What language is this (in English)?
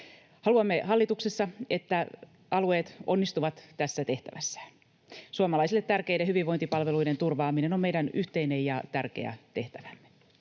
Finnish